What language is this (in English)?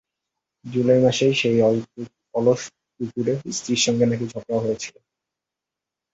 Bangla